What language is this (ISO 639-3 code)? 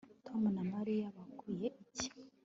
kin